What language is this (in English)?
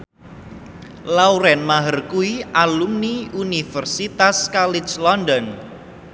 Javanese